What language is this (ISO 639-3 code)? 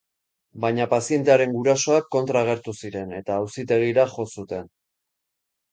eus